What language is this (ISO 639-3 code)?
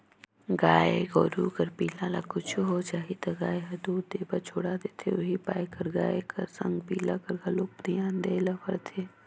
hne